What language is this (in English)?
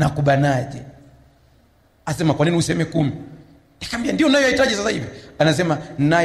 Swahili